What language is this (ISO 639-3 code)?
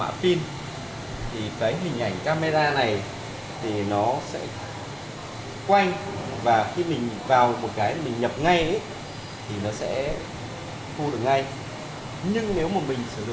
vie